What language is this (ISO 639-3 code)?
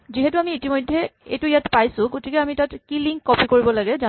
asm